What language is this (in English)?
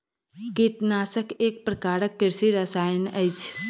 Maithili